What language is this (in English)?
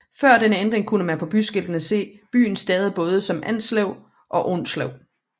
Danish